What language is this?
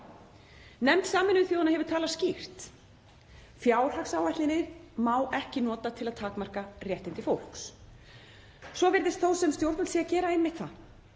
Icelandic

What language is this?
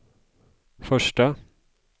Swedish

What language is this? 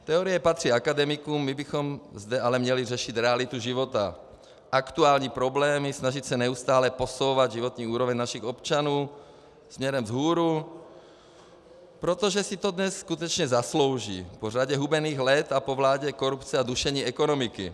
Czech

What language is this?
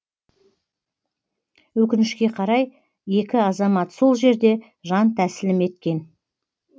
Kazakh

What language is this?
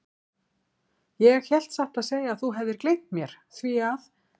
Icelandic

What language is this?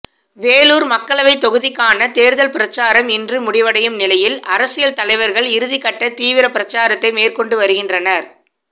Tamil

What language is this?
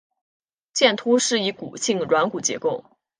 Chinese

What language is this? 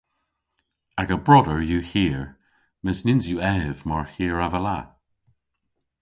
Cornish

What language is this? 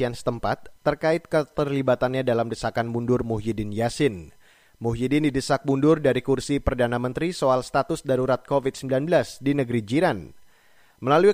Indonesian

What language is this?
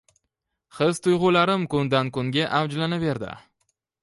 Uzbek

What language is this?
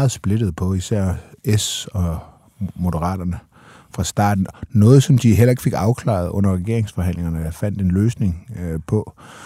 Danish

